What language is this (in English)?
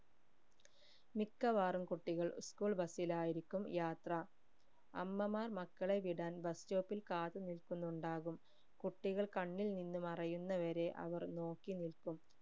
Malayalam